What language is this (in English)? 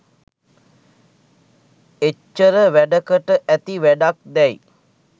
Sinhala